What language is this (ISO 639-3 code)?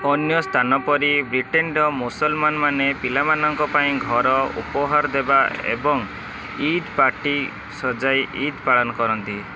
ori